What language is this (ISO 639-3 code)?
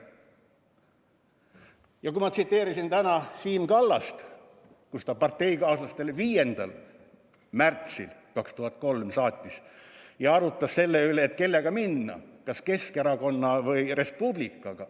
est